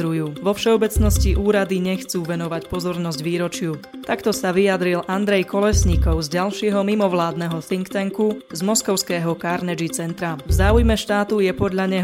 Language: Slovak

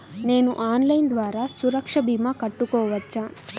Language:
Telugu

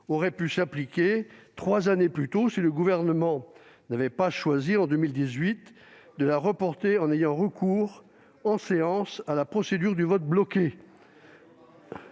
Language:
French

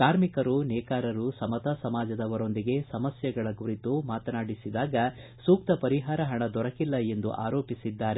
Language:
Kannada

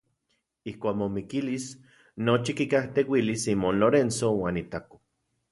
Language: Central Puebla Nahuatl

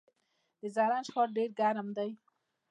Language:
Pashto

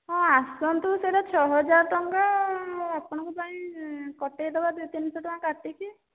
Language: Odia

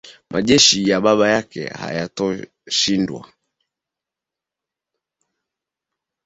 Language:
Swahili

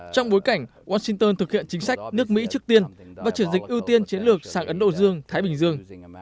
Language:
Vietnamese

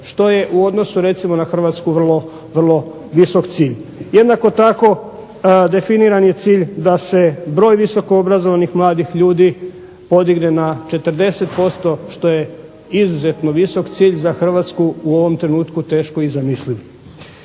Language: Croatian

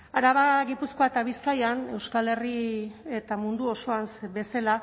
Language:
Basque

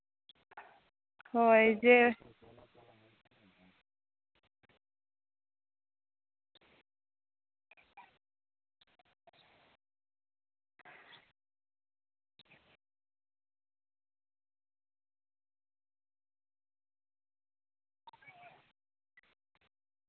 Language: Santali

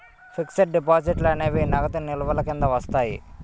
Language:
Telugu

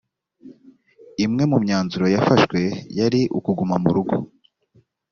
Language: Kinyarwanda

